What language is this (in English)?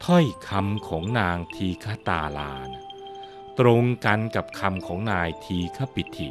Thai